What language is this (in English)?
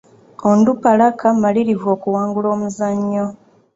Ganda